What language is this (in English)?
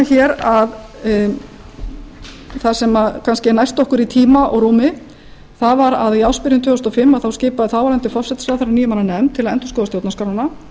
Icelandic